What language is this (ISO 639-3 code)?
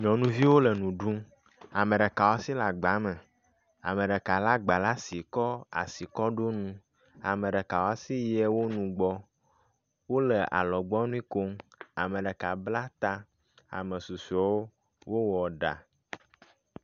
ewe